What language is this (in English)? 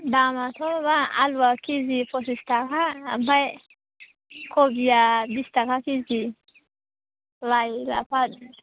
Bodo